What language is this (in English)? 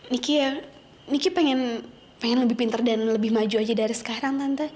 Indonesian